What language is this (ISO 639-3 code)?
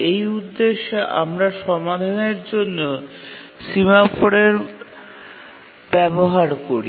ben